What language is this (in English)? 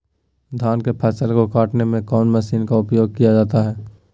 Magahi